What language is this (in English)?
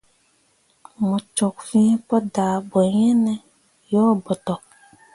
Mundang